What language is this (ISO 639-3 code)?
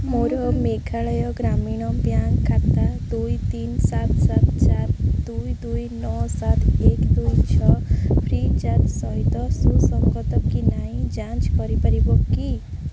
ori